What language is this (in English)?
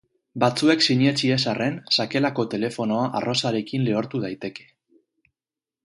Basque